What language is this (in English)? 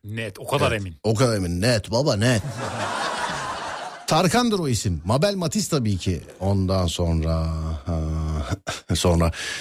Turkish